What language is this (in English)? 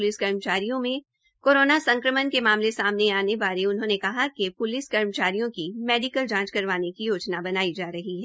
Hindi